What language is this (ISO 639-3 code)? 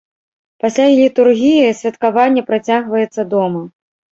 bel